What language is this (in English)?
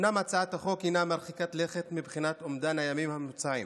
Hebrew